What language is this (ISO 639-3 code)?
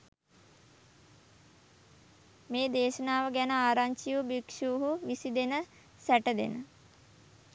sin